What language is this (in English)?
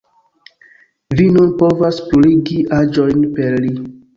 Esperanto